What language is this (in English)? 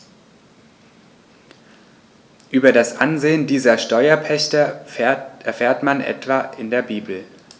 German